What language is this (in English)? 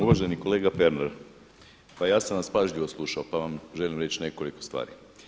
Croatian